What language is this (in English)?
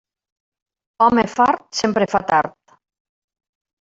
Catalan